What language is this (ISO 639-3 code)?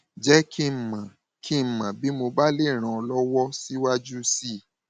yor